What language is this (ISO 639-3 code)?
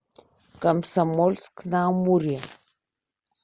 rus